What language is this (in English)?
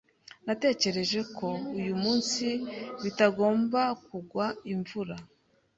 Kinyarwanda